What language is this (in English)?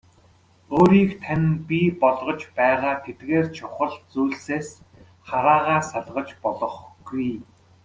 Mongolian